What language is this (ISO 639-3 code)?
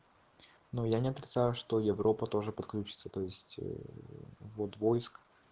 rus